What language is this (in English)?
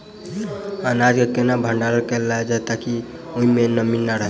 Maithili